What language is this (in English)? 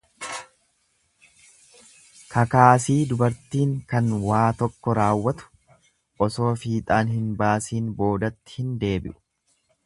Oromo